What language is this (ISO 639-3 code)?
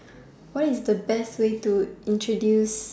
eng